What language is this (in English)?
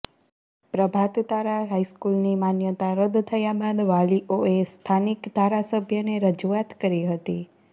Gujarati